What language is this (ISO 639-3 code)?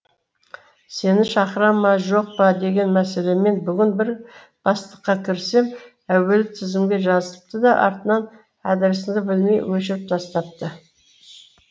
kaz